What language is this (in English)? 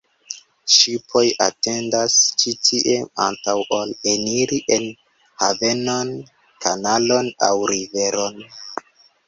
Esperanto